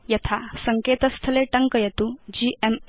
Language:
Sanskrit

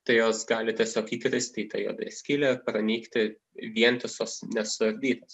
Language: Lithuanian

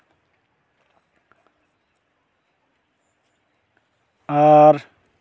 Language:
Santali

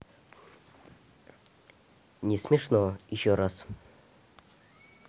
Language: Russian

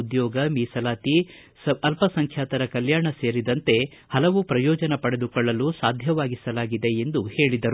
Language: Kannada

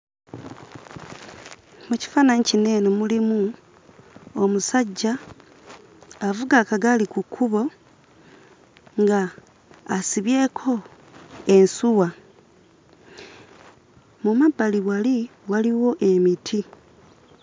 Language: Ganda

